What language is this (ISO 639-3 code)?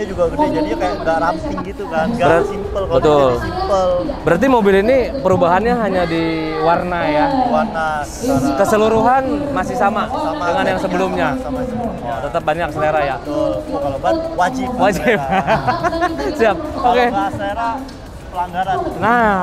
ind